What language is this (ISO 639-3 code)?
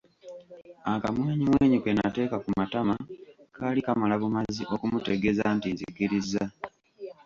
lug